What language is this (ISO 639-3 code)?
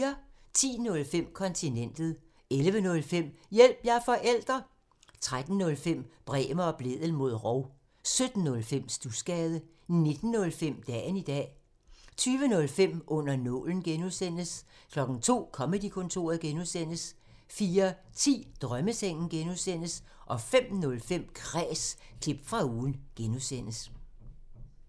dan